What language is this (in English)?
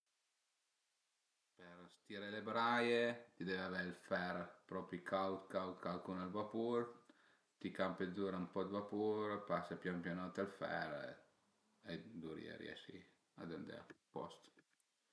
Piedmontese